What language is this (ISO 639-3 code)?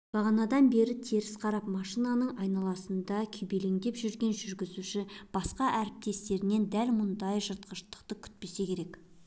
kaz